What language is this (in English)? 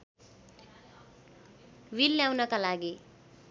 Nepali